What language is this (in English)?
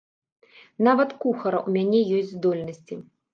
Belarusian